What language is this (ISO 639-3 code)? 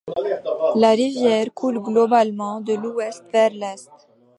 fra